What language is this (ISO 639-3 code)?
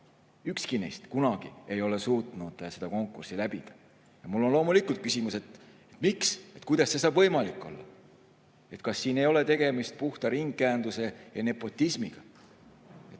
est